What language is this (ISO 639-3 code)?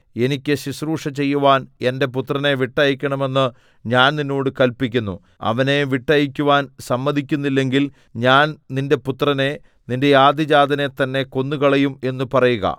mal